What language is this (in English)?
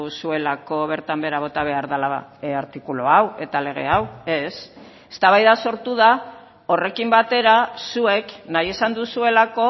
Basque